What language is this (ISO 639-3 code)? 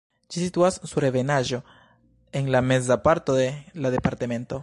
epo